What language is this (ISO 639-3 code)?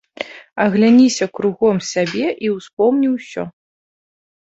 bel